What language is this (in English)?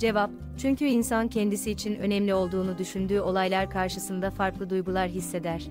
Turkish